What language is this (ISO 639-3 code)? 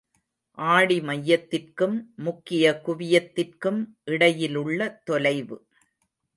tam